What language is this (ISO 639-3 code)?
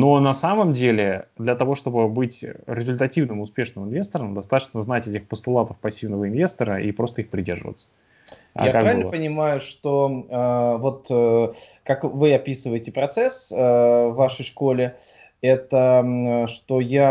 rus